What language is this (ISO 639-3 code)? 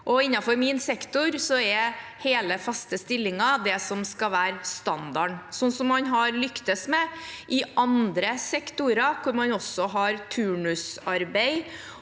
nor